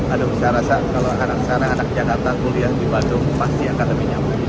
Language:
Indonesian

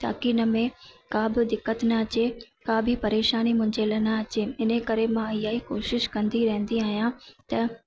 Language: Sindhi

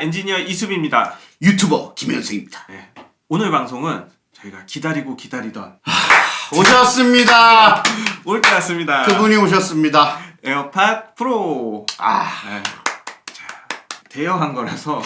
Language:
Korean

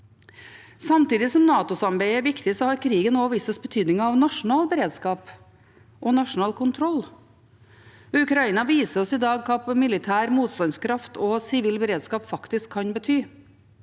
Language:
Norwegian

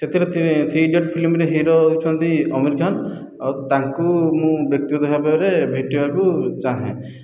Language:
Odia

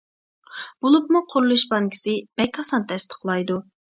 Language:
Uyghur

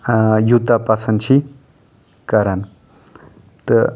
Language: Kashmiri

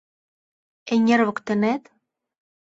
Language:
Mari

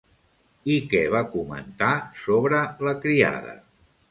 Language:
Catalan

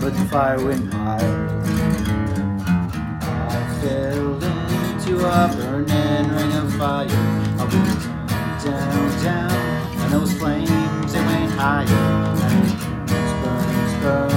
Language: English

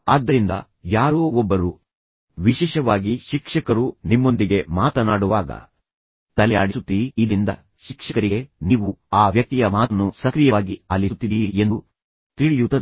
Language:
Kannada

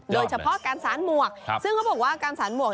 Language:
Thai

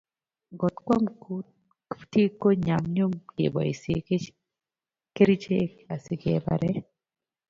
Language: Kalenjin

